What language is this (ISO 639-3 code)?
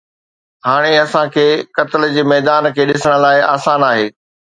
snd